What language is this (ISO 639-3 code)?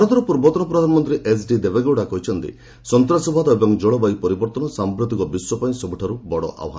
ori